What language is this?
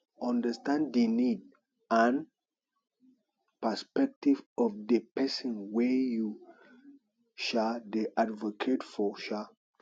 Nigerian Pidgin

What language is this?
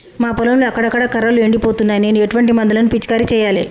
Telugu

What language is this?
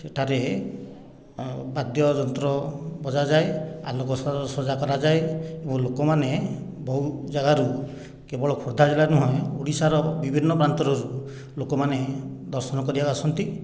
Odia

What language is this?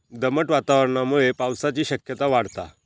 Marathi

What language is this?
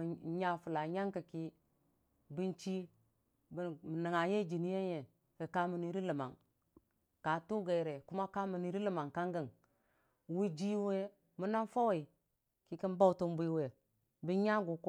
Dijim-Bwilim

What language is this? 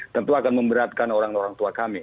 Indonesian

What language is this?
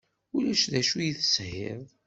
Kabyle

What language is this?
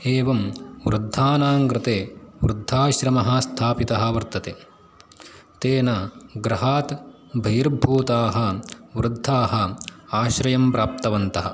Sanskrit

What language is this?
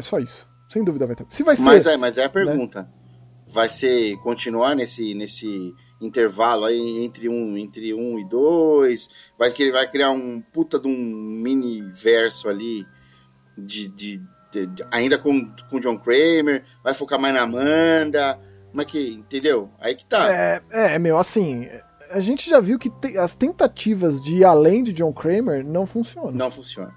Portuguese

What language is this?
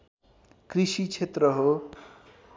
Nepali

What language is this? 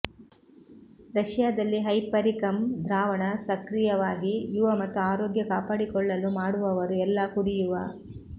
Kannada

